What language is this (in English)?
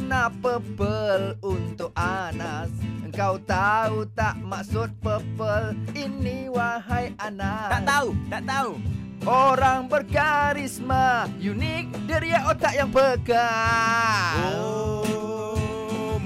Malay